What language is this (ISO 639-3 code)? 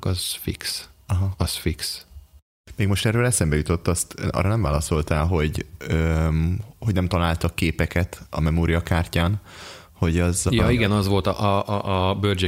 hun